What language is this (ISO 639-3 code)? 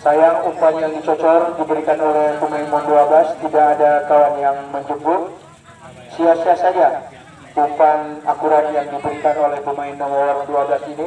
ind